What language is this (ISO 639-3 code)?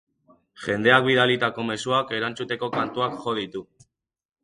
eus